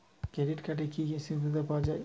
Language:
Bangla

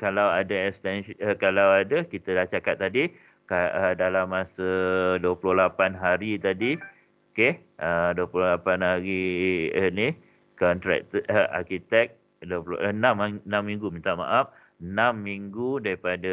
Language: Malay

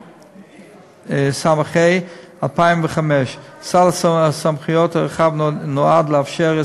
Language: Hebrew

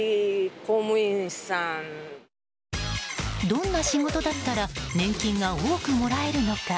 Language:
Japanese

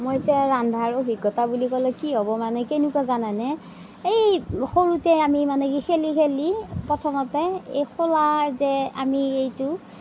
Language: Assamese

